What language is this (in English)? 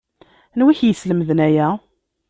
Kabyle